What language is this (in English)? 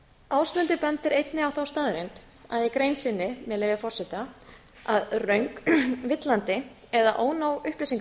Icelandic